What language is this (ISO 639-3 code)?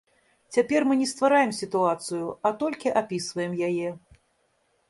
bel